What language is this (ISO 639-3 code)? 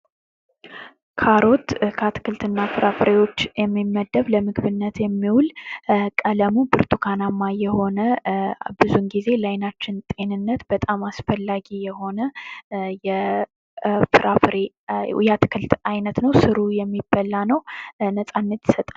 amh